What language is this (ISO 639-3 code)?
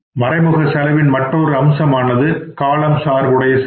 tam